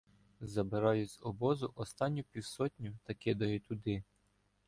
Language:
Ukrainian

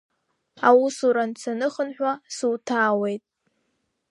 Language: Abkhazian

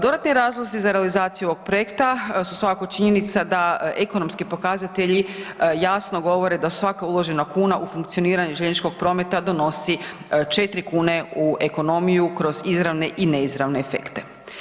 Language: Croatian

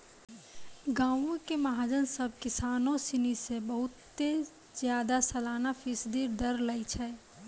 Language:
Maithili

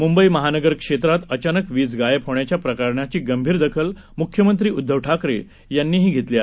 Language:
Marathi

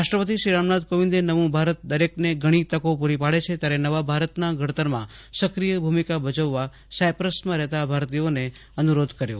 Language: Gujarati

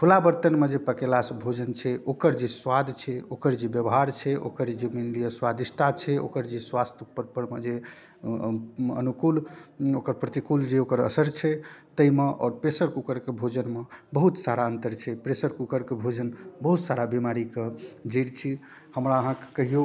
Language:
Maithili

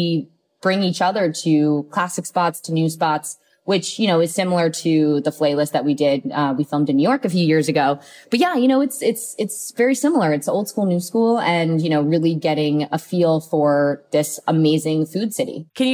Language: English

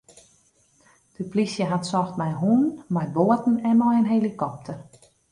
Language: Western Frisian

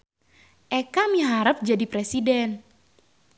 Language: Sundanese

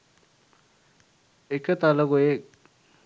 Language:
Sinhala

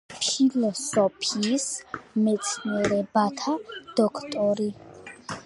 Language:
Georgian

